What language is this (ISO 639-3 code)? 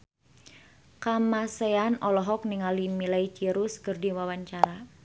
sun